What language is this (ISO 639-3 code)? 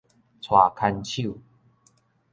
nan